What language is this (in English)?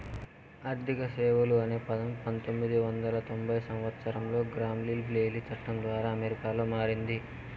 Telugu